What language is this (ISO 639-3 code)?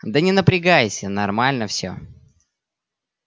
rus